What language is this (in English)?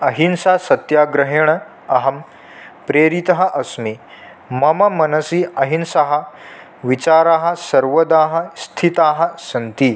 Sanskrit